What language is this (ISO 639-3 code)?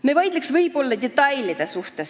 est